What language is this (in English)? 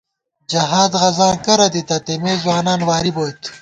Gawar-Bati